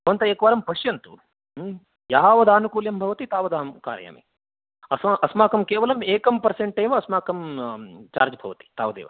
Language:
Sanskrit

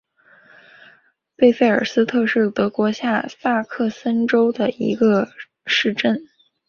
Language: Chinese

